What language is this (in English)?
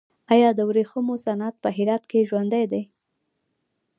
Pashto